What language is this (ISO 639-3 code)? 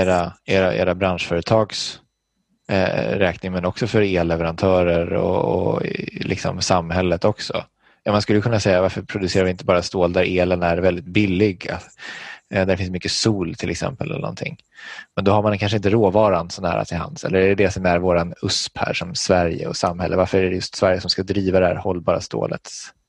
swe